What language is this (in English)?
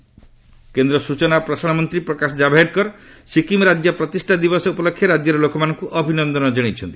Odia